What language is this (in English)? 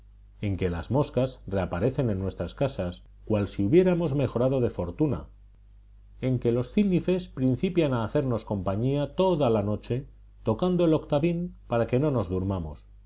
Spanish